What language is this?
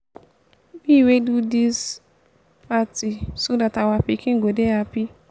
Nigerian Pidgin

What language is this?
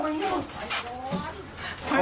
Thai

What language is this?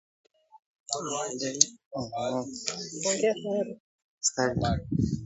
Swahili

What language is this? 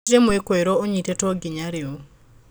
Kikuyu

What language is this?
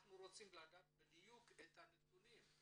Hebrew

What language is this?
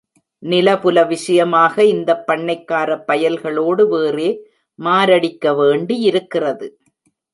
Tamil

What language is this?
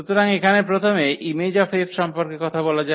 Bangla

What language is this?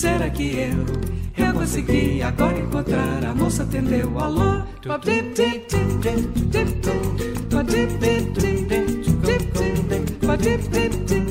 Portuguese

